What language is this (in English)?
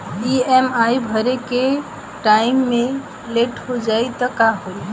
Bhojpuri